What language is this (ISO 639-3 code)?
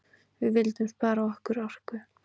isl